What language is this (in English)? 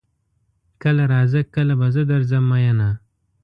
Pashto